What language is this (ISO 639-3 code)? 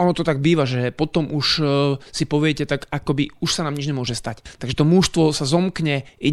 slk